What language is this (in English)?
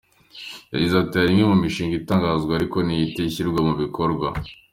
Kinyarwanda